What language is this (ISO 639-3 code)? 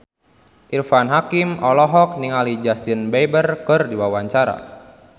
sun